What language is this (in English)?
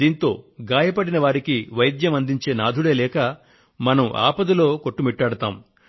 Telugu